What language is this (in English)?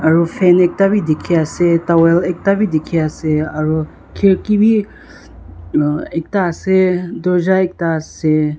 Naga Pidgin